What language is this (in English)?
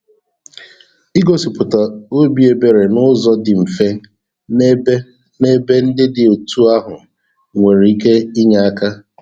Igbo